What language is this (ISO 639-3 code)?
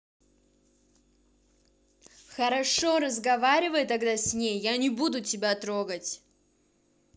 rus